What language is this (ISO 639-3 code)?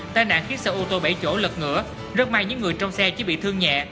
vie